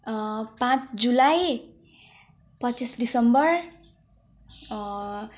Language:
Nepali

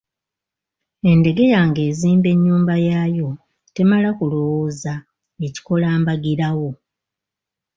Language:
Ganda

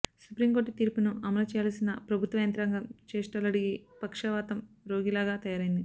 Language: Telugu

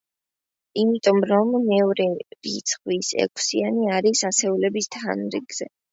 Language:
Georgian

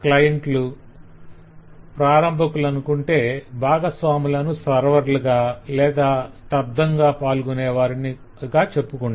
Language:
Telugu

